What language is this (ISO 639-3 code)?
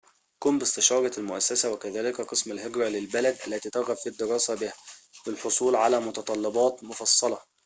ara